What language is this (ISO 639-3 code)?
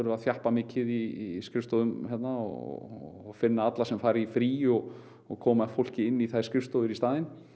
isl